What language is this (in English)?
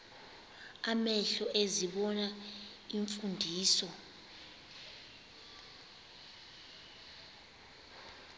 Xhosa